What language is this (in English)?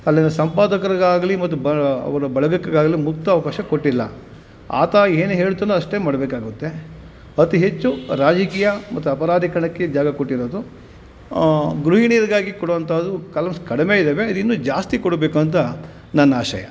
Kannada